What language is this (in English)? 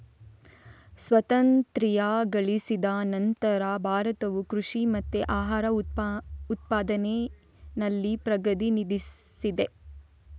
Kannada